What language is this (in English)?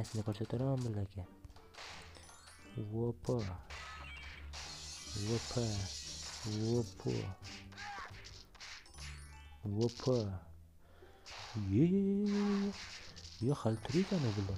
Turkish